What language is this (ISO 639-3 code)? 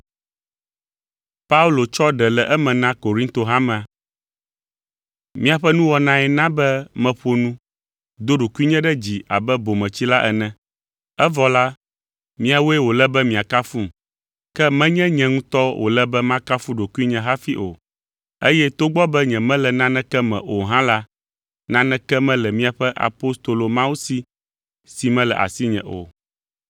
ewe